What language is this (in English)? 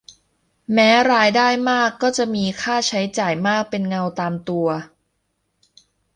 Thai